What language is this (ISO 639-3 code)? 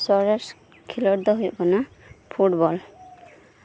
sat